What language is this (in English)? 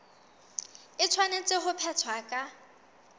Southern Sotho